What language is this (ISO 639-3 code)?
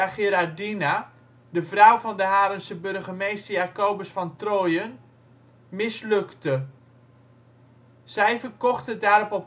nld